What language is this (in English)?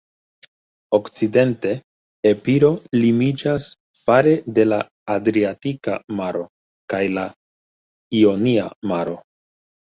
Esperanto